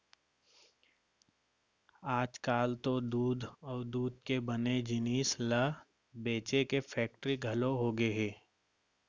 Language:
Chhattisgarhi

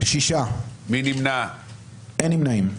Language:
Hebrew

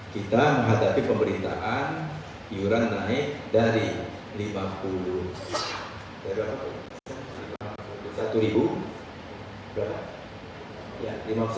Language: Indonesian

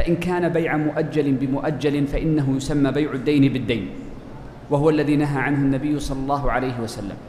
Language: Arabic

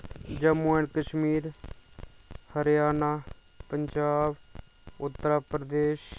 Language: Dogri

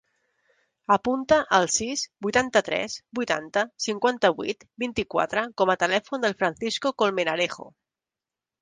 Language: Catalan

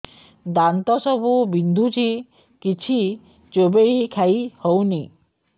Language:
Odia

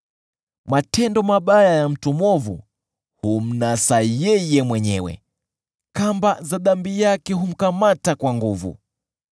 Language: Swahili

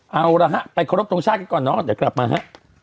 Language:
Thai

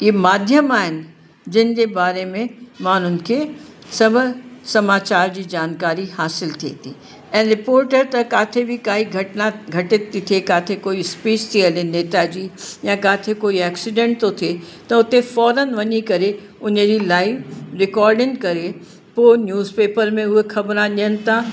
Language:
Sindhi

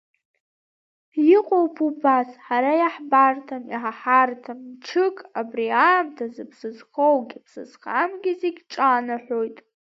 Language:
Abkhazian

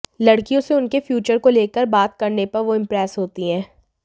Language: Hindi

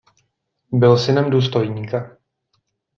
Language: Czech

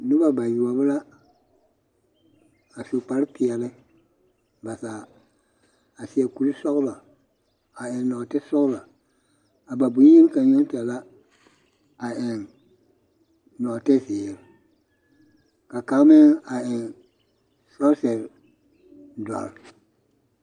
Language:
Southern Dagaare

